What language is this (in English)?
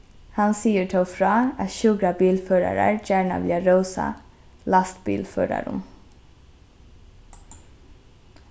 Faroese